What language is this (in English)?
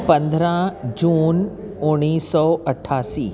Sindhi